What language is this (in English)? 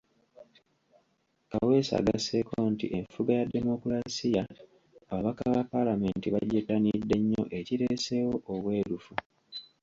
Ganda